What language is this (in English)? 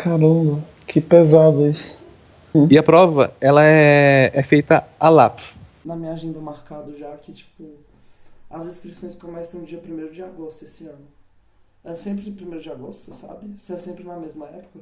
Portuguese